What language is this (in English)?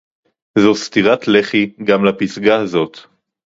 Hebrew